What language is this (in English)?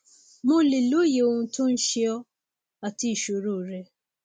Yoruba